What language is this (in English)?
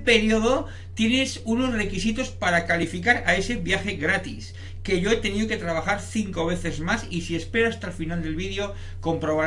Spanish